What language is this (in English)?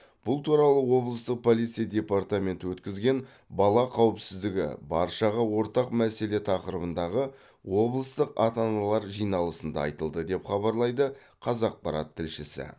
Kazakh